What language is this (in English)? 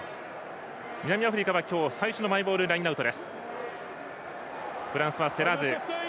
Japanese